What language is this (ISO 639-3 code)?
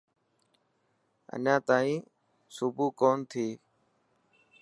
mki